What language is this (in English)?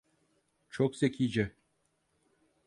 Turkish